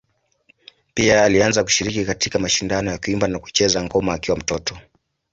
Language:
Swahili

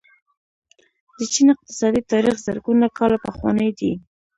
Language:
Pashto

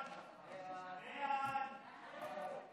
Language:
Hebrew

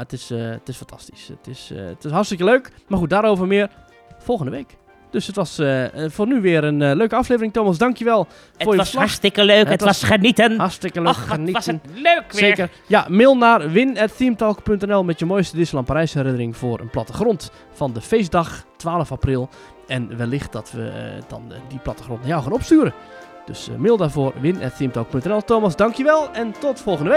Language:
Dutch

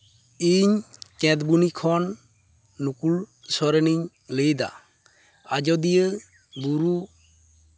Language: Santali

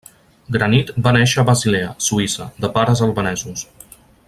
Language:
Catalan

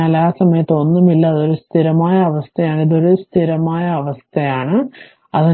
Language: Malayalam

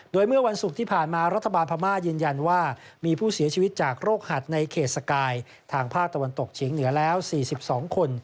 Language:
Thai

